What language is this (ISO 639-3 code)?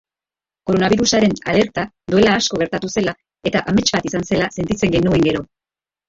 eus